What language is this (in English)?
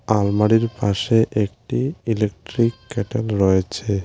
Bangla